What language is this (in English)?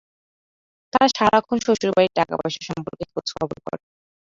Bangla